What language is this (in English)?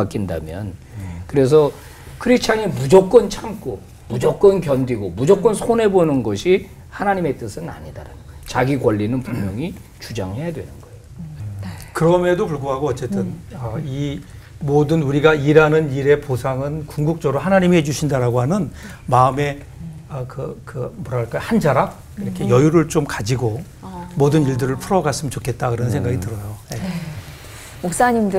Korean